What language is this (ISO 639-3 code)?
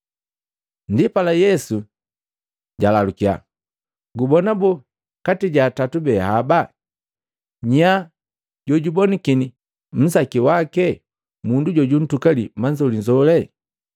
mgv